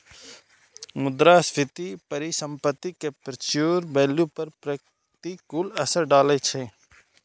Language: Maithili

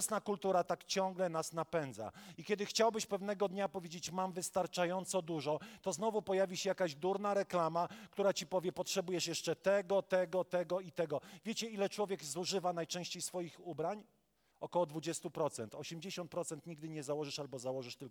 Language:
Polish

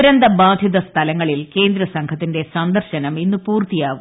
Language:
Malayalam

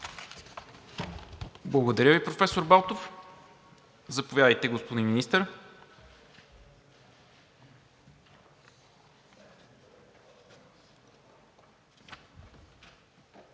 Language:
Bulgarian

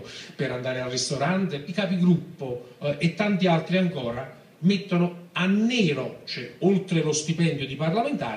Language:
Italian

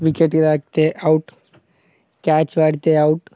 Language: Telugu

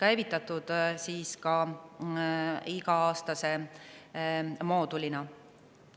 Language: Estonian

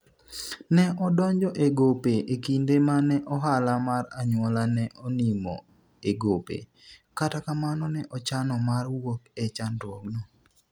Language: Luo (Kenya and Tanzania)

